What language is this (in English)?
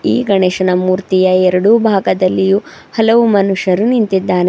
Kannada